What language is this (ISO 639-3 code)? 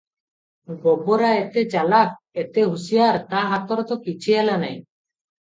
ori